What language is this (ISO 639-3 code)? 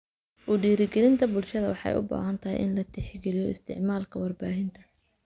som